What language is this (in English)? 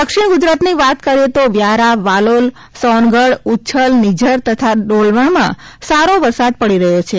Gujarati